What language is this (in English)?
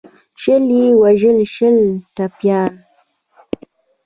Pashto